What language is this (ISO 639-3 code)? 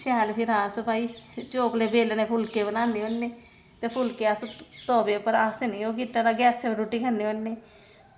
doi